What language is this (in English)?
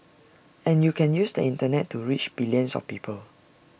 English